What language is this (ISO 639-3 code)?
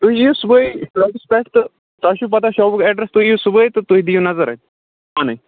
kas